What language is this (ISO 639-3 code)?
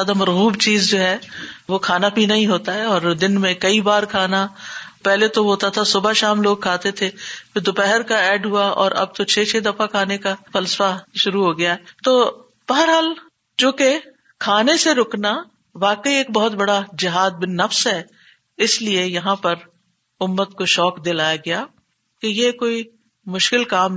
urd